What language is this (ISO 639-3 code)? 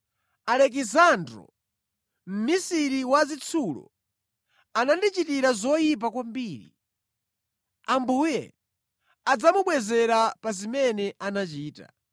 nya